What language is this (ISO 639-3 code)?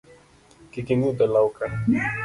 luo